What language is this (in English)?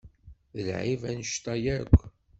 Kabyle